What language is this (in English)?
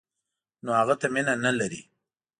Pashto